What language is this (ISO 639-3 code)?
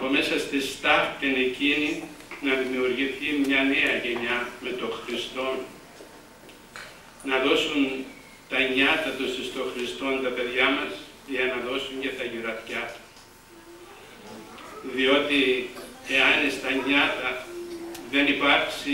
ell